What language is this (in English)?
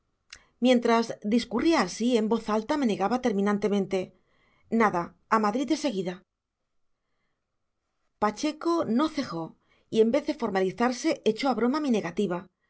Spanish